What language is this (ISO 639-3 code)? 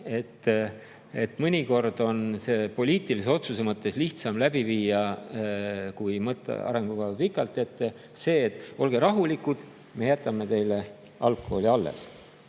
est